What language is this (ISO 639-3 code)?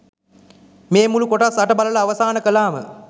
sin